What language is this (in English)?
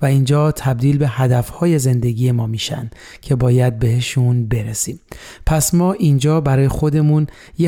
Persian